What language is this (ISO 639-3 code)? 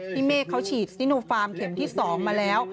tha